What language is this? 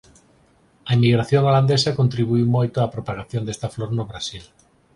Galician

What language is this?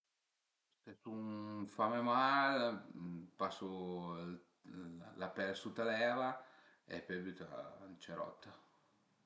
Piedmontese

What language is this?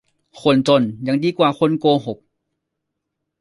Thai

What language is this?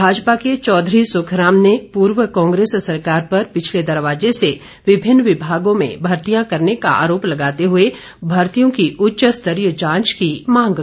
Hindi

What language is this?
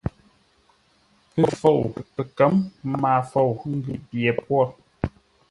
Ngombale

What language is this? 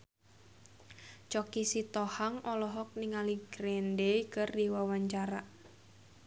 Sundanese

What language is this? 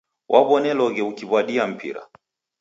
Taita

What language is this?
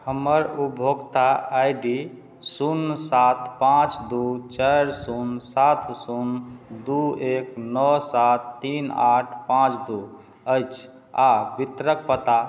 Maithili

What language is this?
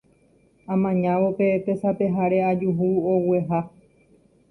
Guarani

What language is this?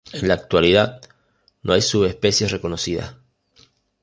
Spanish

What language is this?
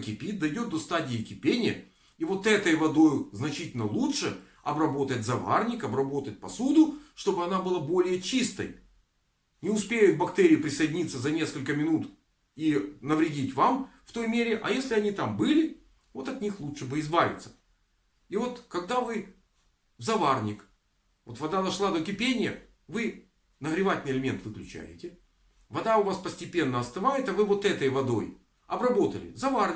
Russian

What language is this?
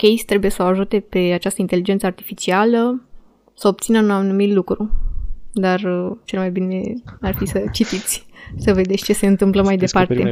Romanian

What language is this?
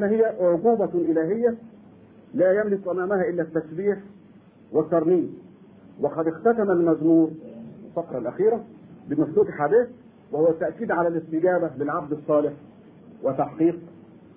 Arabic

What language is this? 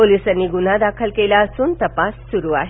Marathi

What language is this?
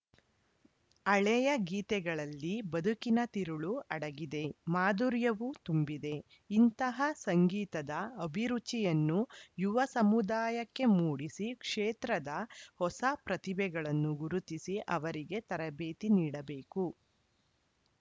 Kannada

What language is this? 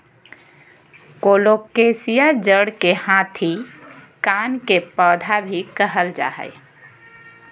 Magahi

